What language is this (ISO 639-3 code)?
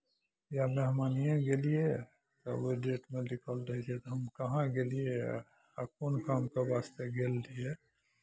mai